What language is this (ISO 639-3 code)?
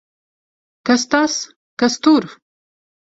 lav